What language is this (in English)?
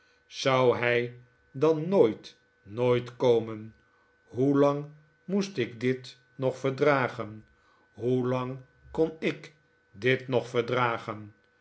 Dutch